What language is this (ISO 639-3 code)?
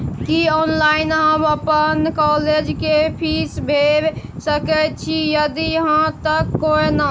mai